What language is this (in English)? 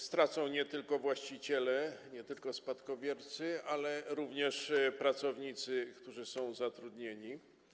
Polish